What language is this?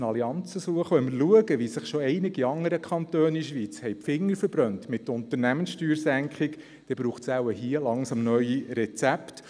Swiss German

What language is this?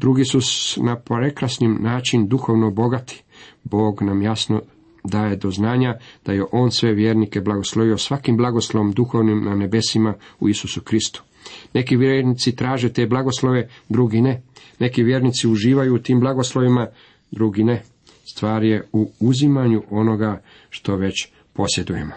Croatian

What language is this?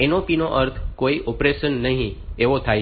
Gujarati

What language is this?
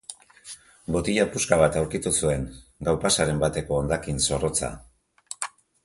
Basque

